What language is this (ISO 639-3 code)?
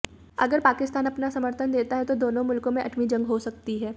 hin